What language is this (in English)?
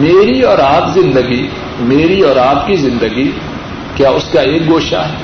Urdu